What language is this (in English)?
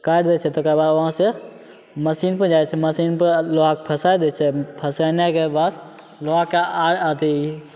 Maithili